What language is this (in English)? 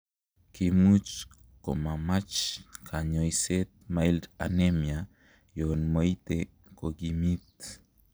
Kalenjin